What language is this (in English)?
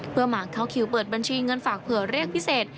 Thai